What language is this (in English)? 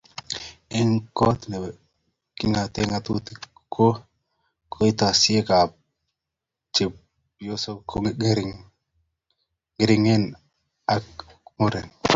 Kalenjin